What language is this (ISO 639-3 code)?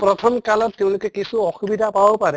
asm